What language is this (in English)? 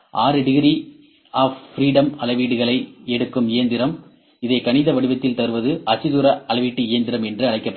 Tamil